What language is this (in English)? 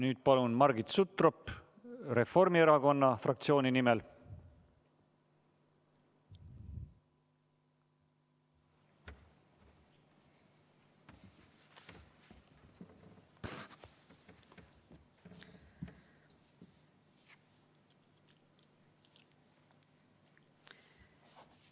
Estonian